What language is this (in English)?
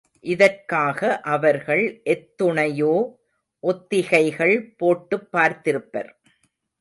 Tamil